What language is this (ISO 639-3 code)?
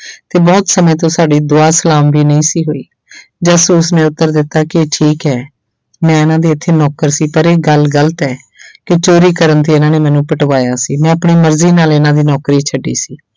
pan